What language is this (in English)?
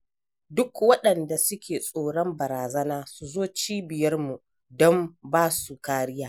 Hausa